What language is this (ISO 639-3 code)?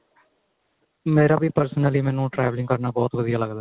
pan